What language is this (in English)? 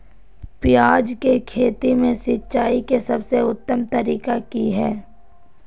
Magahi